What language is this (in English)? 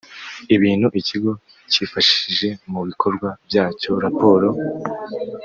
Kinyarwanda